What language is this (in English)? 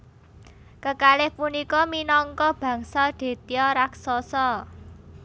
Javanese